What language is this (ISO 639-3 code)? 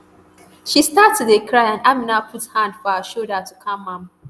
pcm